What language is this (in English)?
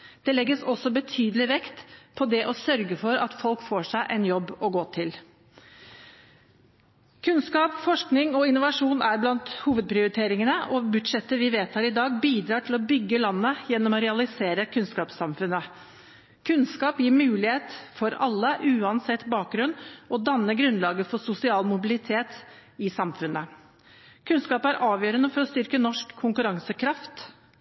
Norwegian Bokmål